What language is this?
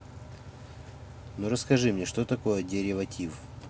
Russian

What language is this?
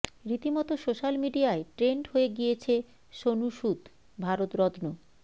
Bangla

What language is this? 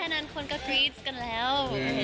Thai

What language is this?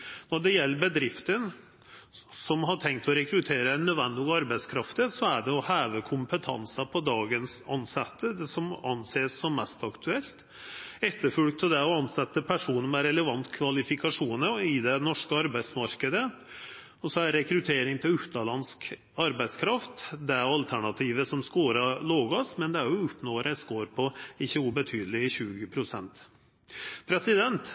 Norwegian Nynorsk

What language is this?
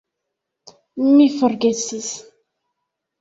Esperanto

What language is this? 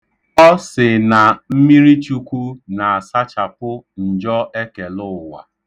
Igbo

